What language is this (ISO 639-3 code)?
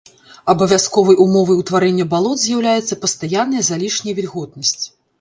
bel